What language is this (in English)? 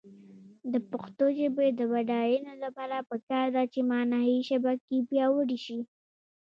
Pashto